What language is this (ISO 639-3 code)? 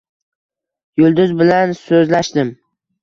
uzb